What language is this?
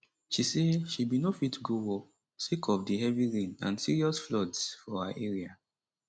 Nigerian Pidgin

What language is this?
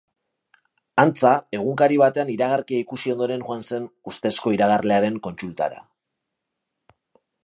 Basque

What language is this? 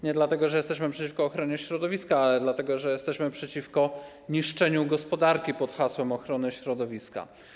Polish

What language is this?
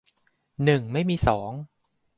Thai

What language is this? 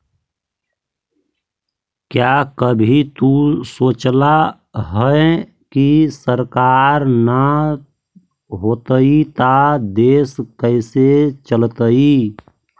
Magahi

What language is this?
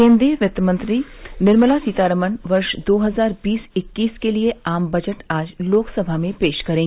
Hindi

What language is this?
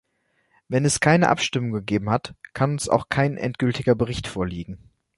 German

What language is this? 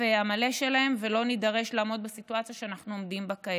Hebrew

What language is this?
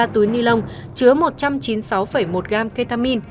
Vietnamese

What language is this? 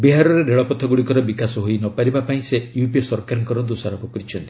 Odia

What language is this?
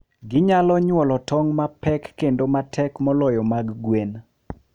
Luo (Kenya and Tanzania)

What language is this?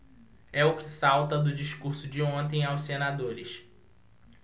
Portuguese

